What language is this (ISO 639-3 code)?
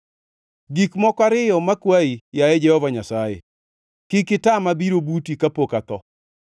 luo